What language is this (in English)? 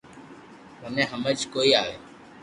Loarki